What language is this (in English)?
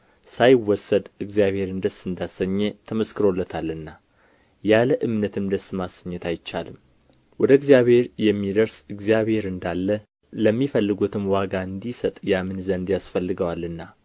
Amharic